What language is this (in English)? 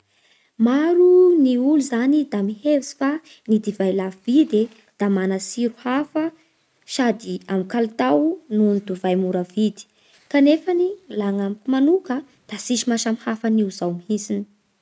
Bara Malagasy